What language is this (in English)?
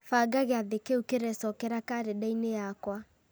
Kikuyu